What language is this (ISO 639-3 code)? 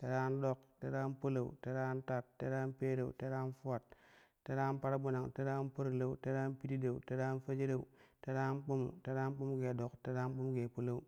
kuh